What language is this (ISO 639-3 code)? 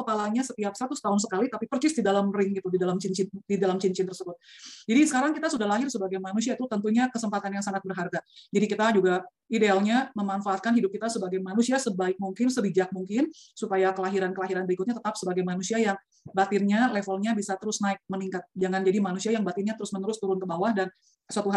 ind